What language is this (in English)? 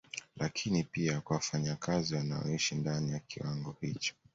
Swahili